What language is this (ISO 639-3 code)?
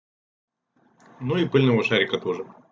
rus